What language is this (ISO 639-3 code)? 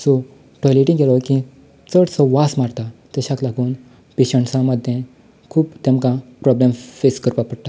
kok